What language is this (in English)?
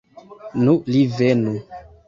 Esperanto